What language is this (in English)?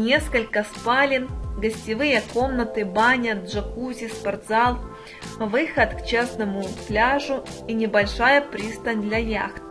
Russian